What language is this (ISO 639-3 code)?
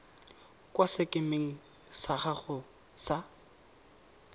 tsn